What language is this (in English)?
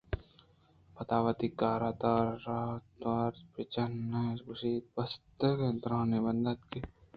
Eastern Balochi